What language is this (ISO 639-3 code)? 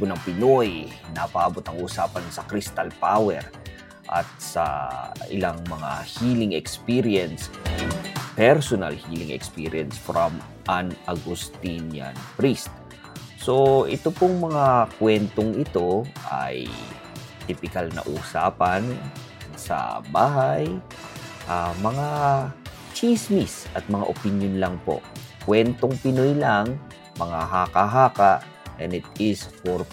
fil